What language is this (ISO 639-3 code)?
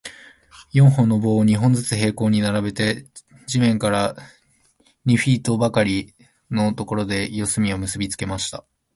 jpn